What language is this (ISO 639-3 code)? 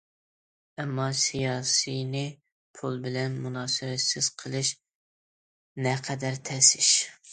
uig